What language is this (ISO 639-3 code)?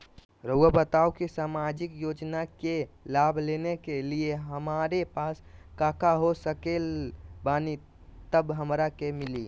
mag